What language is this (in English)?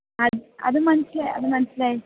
Malayalam